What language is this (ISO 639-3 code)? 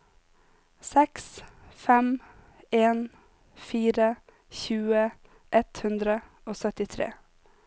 nor